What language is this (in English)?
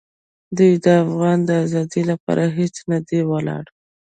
Pashto